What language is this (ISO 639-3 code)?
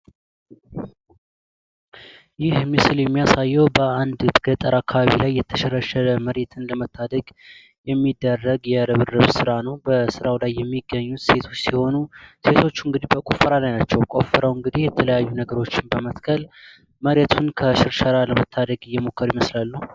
amh